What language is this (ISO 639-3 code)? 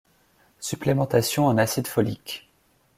fra